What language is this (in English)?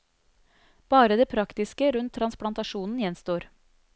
Norwegian